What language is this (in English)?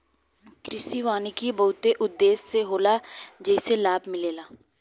Bhojpuri